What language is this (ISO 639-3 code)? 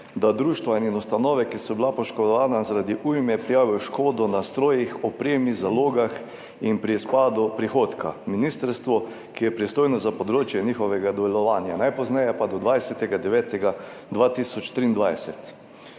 slv